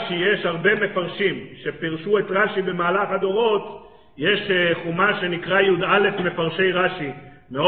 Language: Hebrew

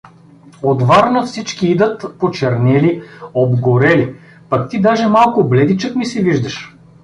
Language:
Bulgarian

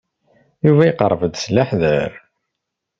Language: Kabyle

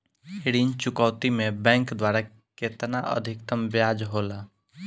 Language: Bhojpuri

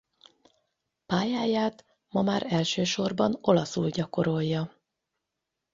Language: Hungarian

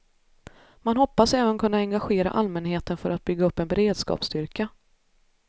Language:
Swedish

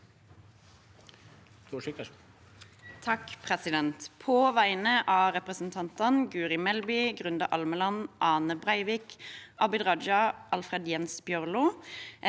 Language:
Norwegian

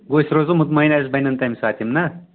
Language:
Kashmiri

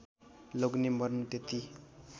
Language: Nepali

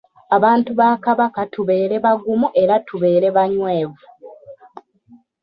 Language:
Ganda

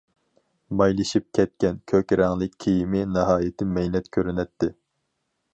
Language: Uyghur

